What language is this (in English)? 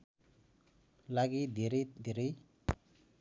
Nepali